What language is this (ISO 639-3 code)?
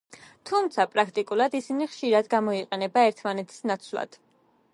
kat